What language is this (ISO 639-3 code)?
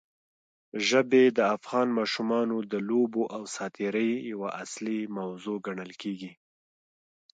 pus